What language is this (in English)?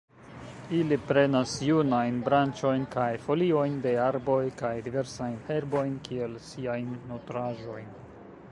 Esperanto